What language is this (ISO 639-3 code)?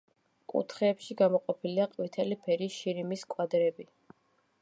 kat